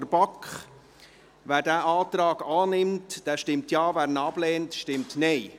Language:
Swiss German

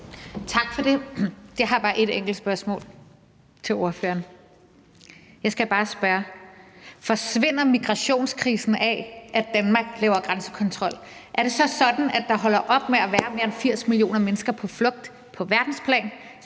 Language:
Danish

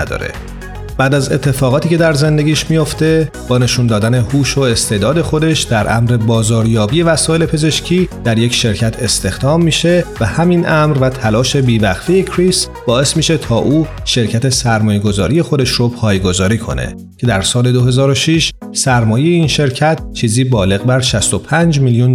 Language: Persian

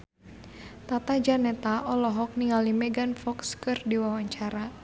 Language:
Sundanese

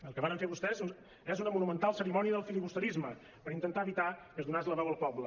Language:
Catalan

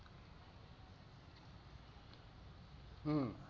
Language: Bangla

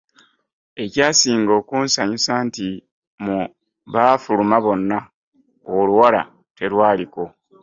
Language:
Ganda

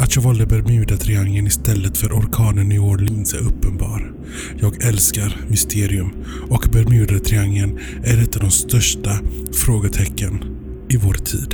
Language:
Swedish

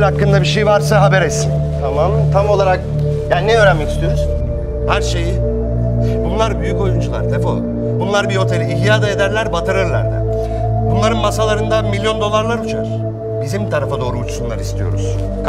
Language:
Turkish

